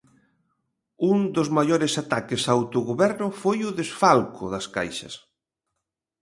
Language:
Galician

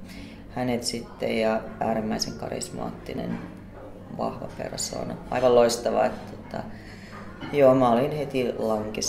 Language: Finnish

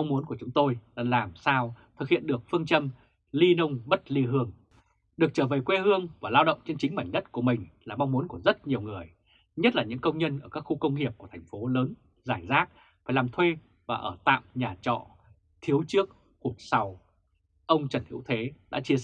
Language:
Vietnamese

